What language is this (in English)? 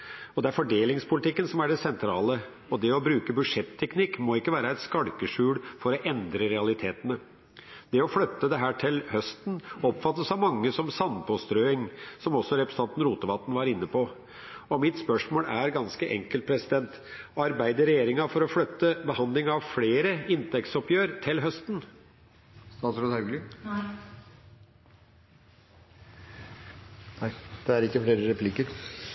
Norwegian